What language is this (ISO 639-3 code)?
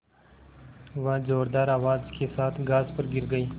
hin